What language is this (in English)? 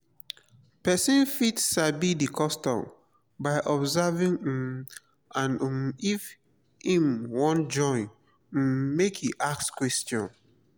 Nigerian Pidgin